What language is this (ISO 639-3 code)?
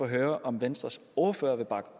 dan